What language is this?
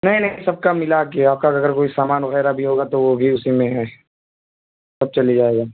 Urdu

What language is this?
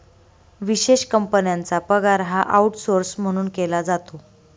Marathi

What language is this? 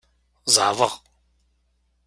Kabyle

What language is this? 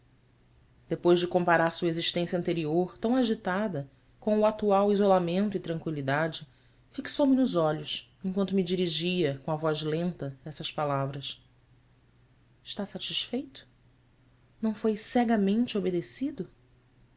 Portuguese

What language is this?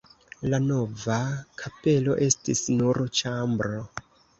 Esperanto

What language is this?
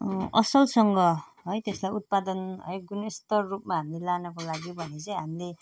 Nepali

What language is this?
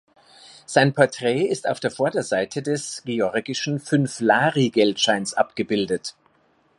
German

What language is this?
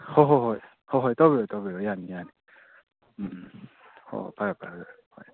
Manipuri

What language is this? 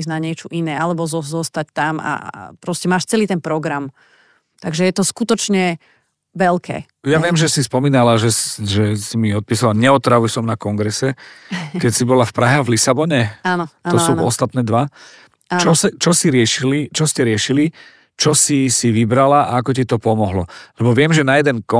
Slovak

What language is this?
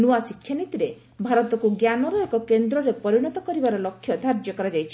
Odia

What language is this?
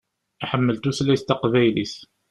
Kabyle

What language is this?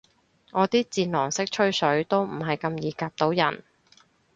Cantonese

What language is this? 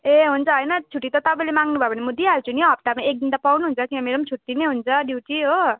Nepali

